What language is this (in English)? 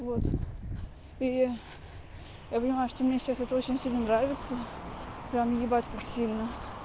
Russian